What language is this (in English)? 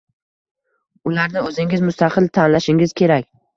Uzbek